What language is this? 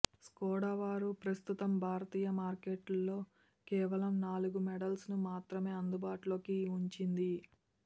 Telugu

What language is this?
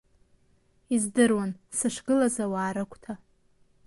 Abkhazian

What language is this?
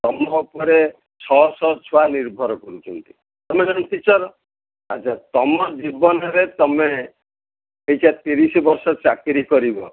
Odia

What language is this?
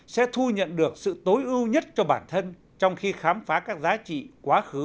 Vietnamese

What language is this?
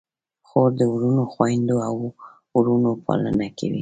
Pashto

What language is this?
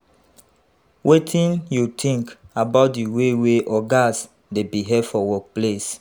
Nigerian Pidgin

